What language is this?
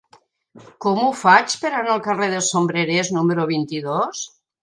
Catalan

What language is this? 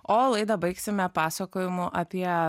Lithuanian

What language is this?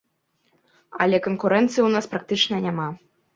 Belarusian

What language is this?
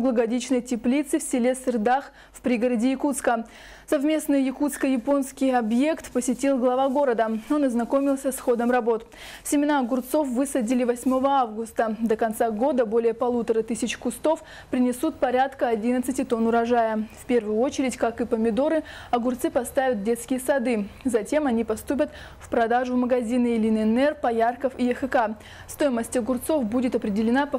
Russian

